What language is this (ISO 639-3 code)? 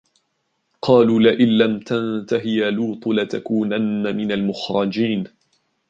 ara